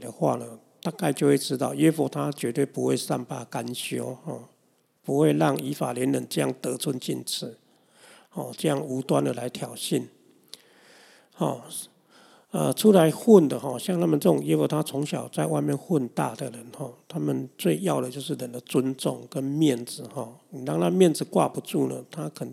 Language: Chinese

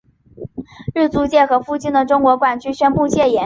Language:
Chinese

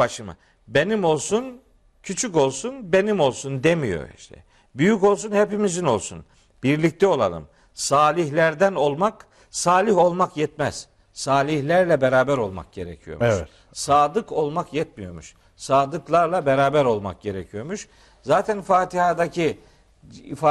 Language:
Turkish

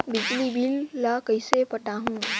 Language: Chhattisgarhi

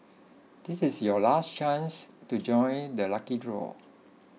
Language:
English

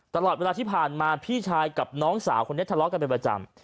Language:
Thai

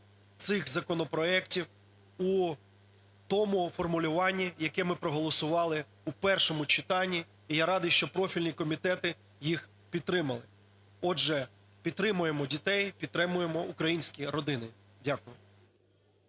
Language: Ukrainian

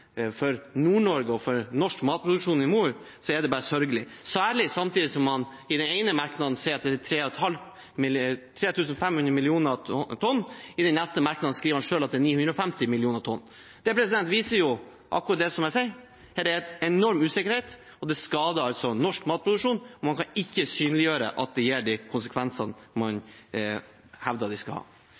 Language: Norwegian Bokmål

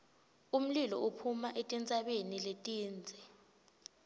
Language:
Swati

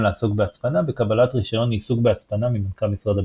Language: Hebrew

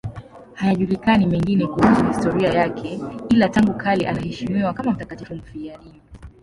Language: Swahili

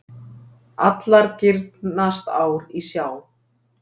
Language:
Icelandic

